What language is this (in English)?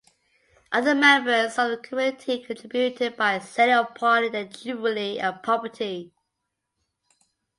English